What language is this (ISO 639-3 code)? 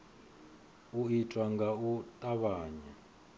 ven